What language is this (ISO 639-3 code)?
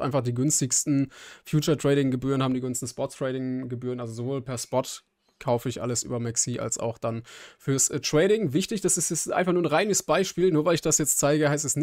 deu